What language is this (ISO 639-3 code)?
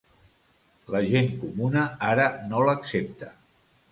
cat